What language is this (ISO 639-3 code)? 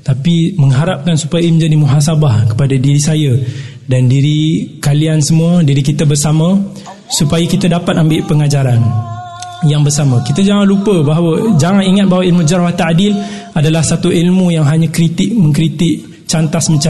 msa